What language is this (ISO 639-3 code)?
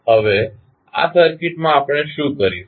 guj